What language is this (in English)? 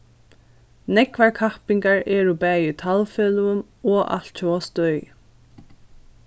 Faroese